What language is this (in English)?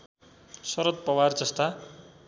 Nepali